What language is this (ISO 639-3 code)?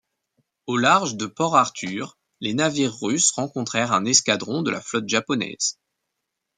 fra